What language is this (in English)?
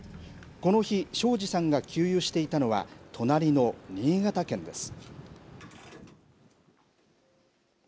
Japanese